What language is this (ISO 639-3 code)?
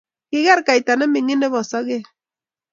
kln